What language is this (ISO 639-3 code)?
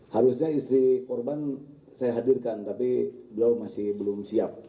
ind